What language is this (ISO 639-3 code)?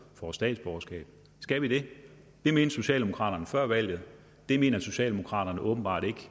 dan